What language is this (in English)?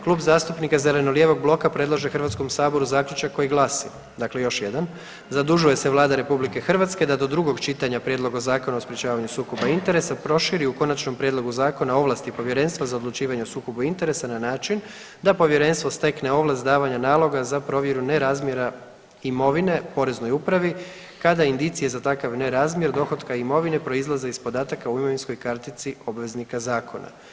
Croatian